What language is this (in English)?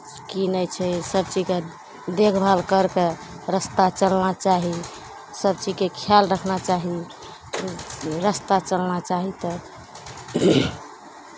Maithili